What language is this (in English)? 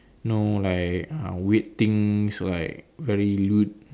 English